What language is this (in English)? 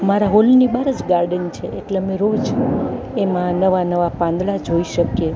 Gujarati